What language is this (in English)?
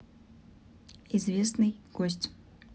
Russian